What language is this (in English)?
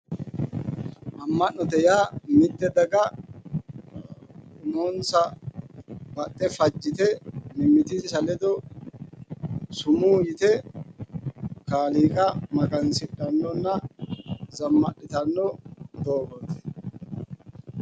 Sidamo